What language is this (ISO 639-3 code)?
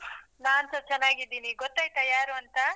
kan